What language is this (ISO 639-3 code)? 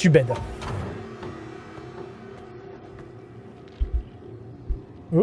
fra